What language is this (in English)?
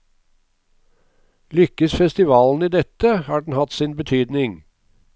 Norwegian